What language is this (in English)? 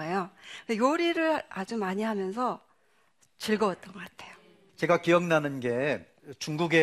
Korean